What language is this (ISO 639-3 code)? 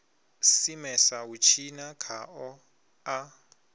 ven